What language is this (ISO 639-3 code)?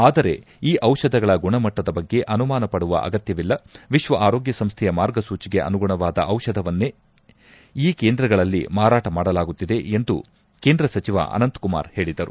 kan